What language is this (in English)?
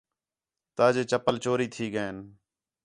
Khetrani